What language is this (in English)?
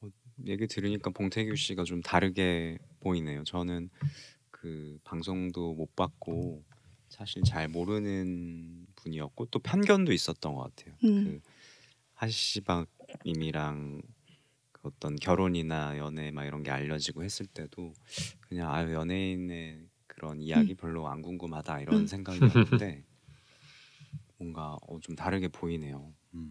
Korean